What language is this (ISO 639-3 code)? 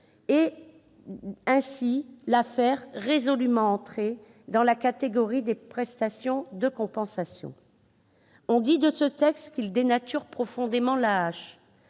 fra